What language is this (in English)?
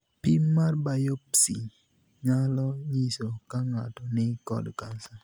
Luo (Kenya and Tanzania)